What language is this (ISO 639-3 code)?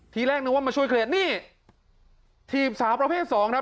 tha